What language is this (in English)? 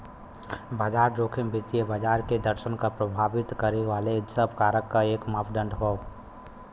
Bhojpuri